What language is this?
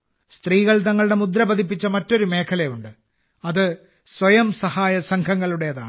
Malayalam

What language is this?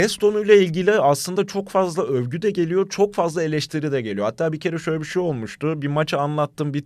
Turkish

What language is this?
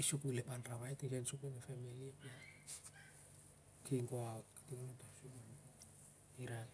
Siar-Lak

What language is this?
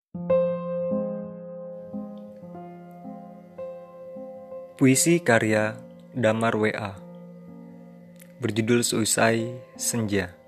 Indonesian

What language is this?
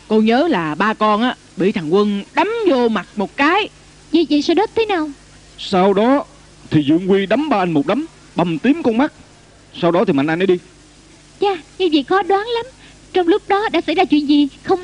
Vietnamese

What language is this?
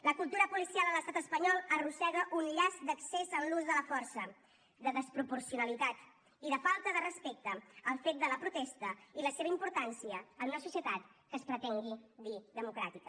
Catalan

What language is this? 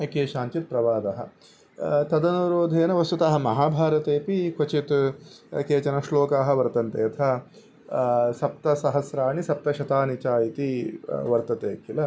Sanskrit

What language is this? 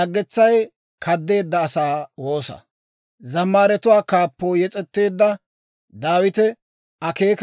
Dawro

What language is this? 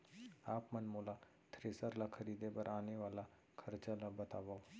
Chhattisgarhi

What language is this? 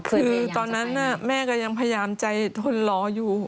Thai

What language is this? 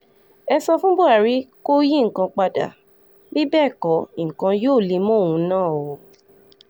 Yoruba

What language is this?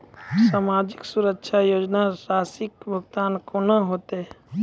Maithili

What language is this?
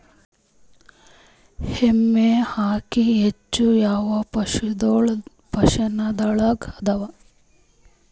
Kannada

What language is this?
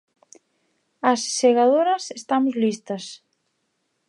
Galician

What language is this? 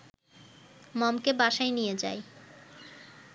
Bangla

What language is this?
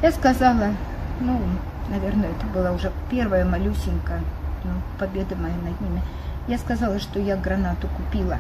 Russian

